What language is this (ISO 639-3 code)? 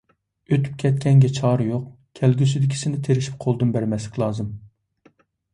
uig